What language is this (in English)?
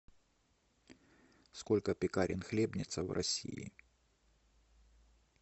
Russian